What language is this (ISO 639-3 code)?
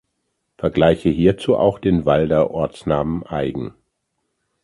deu